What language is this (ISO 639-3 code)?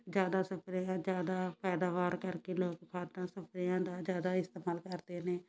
pan